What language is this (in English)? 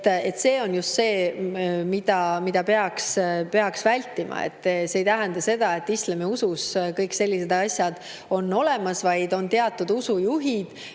Estonian